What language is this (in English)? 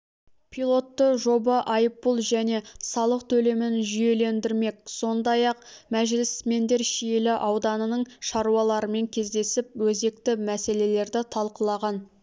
Kazakh